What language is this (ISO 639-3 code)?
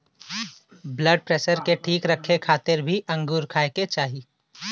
bho